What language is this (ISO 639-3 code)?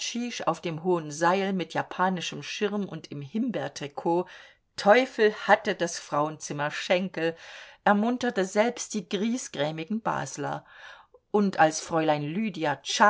deu